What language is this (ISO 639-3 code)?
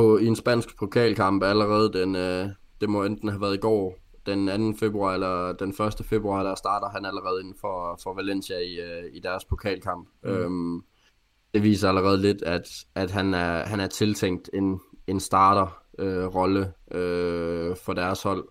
dan